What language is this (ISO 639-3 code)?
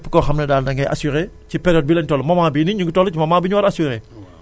wol